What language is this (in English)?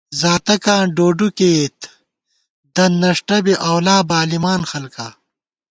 Gawar-Bati